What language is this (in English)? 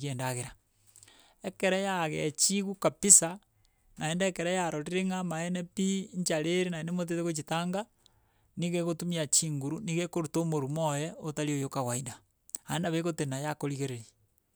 Gusii